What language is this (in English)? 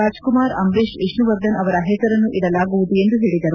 Kannada